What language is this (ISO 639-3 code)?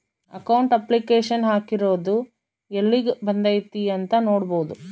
kan